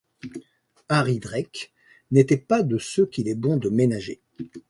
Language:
French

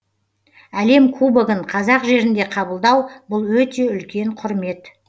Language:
Kazakh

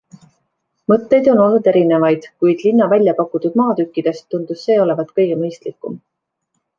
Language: Estonian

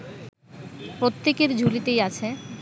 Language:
Bangla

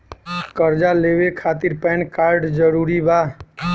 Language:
Bhojpuri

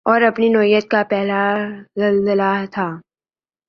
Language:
Urdu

